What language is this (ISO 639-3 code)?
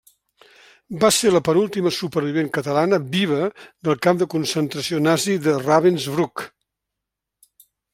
cat